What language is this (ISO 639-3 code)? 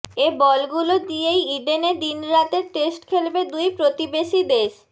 ben